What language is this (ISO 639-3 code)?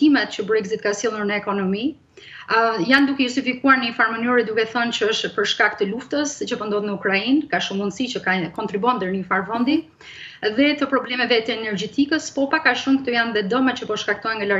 ron